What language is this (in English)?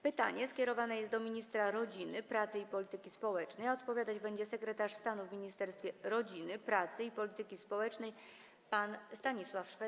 Polish